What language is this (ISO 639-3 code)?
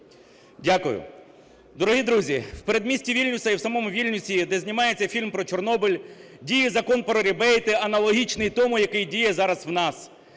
ukr